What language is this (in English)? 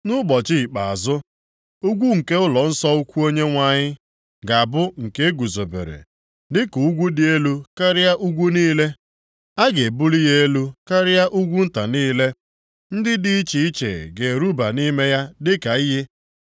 Igbo